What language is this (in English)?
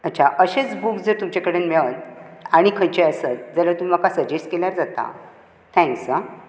Konkani